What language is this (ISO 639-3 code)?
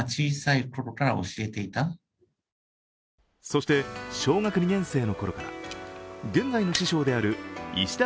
jpn